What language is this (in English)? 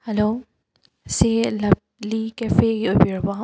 Manipuri